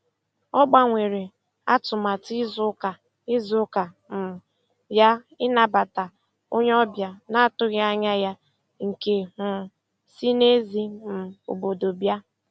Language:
Igbo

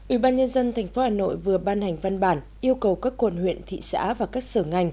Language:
Vietnamese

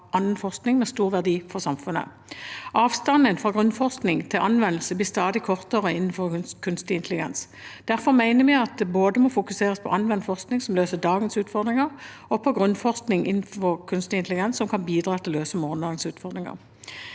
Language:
Norwegian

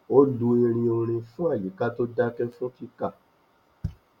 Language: Yoruba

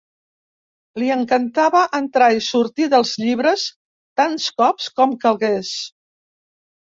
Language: Catalan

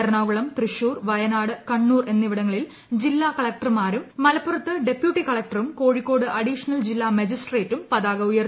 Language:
Malayalam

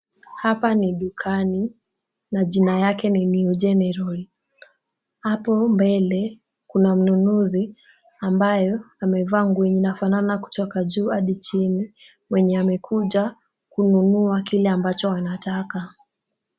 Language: Swahili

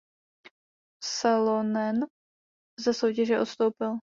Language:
Czech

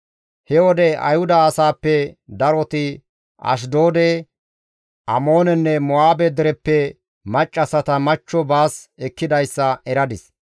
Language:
Gamo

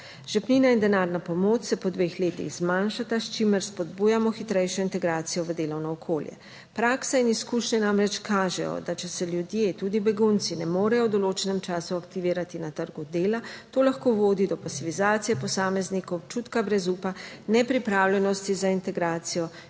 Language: Slovenian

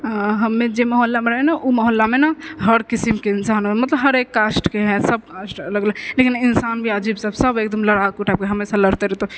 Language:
Maithili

